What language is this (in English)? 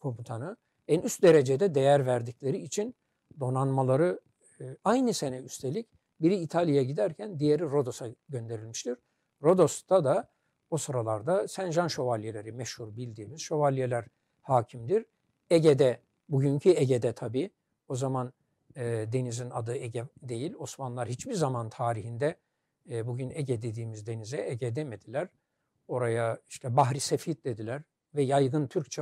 Turkish